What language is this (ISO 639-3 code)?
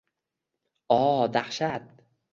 uzb